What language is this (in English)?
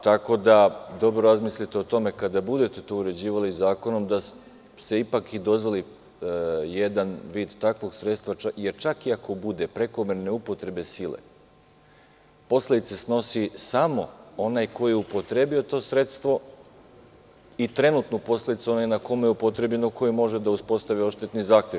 Serbian